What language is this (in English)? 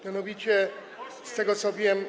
Polish